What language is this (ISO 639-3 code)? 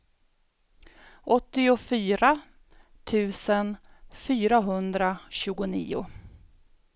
swe